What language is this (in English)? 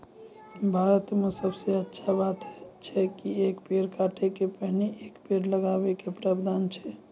Maithili